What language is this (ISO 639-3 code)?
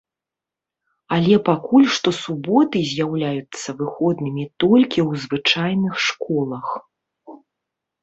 bel